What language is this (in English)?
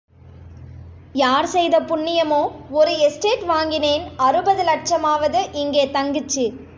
Tamil